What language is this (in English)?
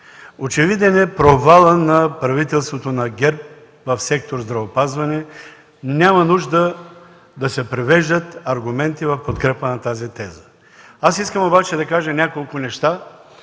Bulgarian